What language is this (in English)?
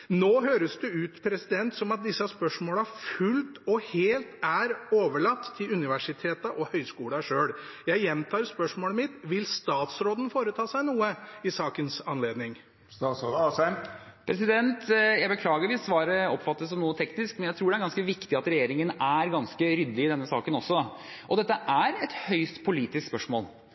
Norwegian Bokmål